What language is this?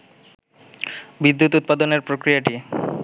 Bangla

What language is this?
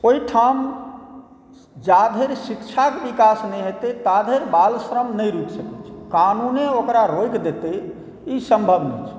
Maithili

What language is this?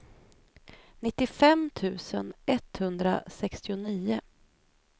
Swedish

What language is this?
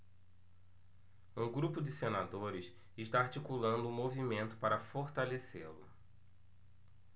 Portuguese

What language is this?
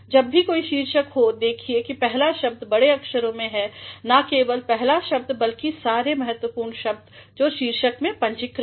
Hindi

